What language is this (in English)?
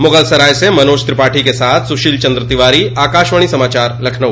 Hindi